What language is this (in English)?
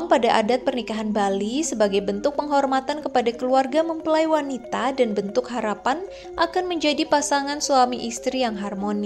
Indonesian